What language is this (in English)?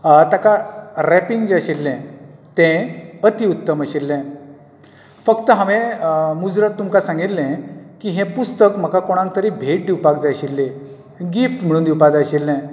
Konkani